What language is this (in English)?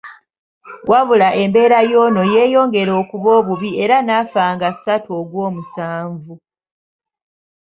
Ganda